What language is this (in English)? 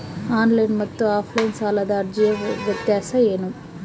Kannada